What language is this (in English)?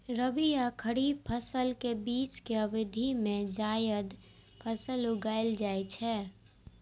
Maithili